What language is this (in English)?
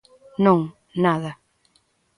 Galician